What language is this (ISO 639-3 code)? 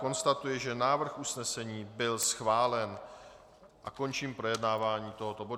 ces